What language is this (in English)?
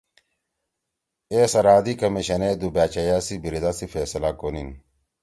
Torwali